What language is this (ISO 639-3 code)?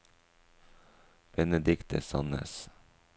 nor